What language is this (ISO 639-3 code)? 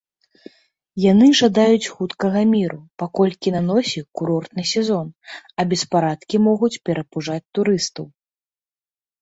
bel